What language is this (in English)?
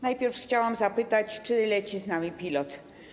Polish